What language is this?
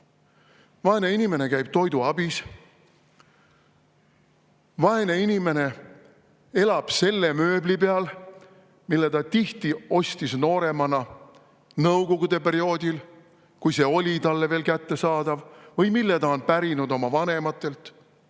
Estonian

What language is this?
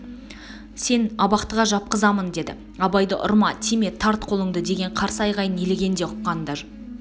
Kazakh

